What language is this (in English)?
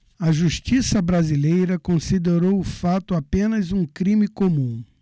Portuguese